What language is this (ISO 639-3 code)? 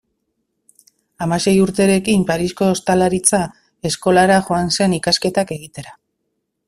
eus